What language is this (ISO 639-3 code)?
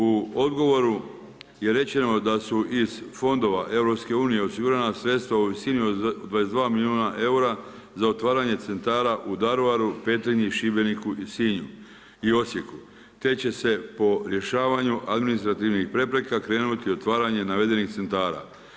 hrv